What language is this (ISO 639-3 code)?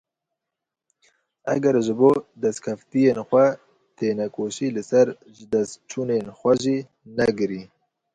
kur